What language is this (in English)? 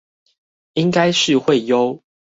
Chinese